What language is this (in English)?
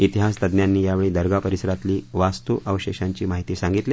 Marathi